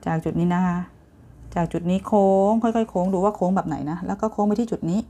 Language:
Thai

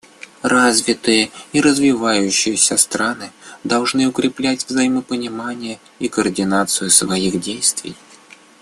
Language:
Russian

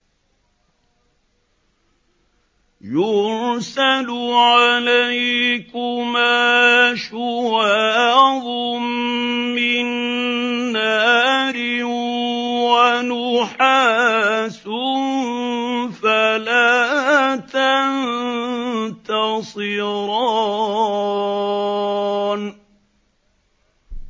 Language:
Arabic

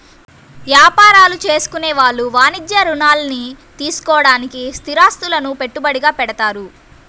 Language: Telugu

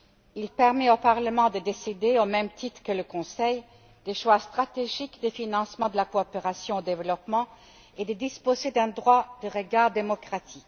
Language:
French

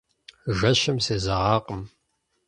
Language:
Kabardian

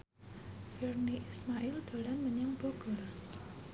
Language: Javanese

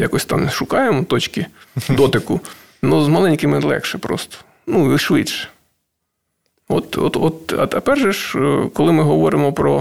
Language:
Ukrainian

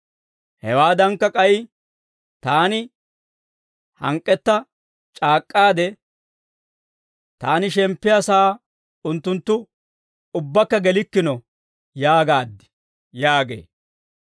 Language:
Dawro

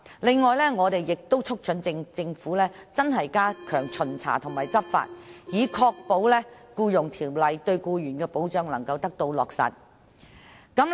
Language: Cantonese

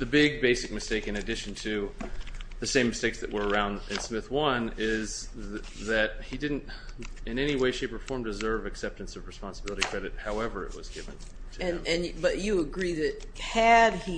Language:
English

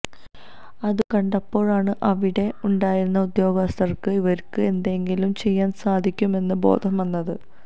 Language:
Malayalam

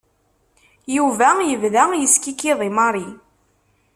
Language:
Kabyle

